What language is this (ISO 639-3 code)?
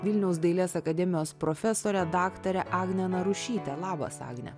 lit